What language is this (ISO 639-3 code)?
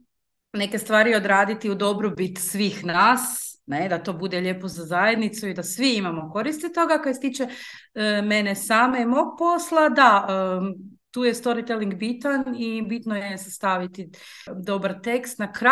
hrv